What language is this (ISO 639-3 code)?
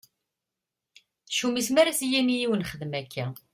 kab